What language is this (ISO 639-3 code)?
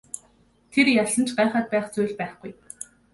mon